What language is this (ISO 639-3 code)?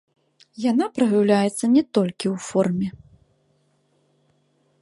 bel